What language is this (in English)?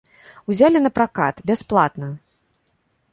Belarusian